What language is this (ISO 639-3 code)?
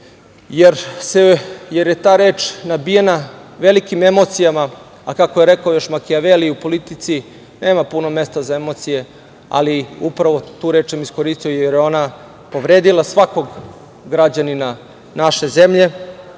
srp